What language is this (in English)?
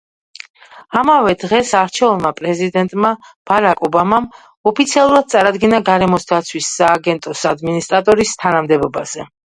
Georgian